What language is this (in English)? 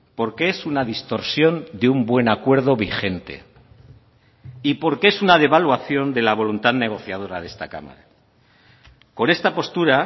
Spanish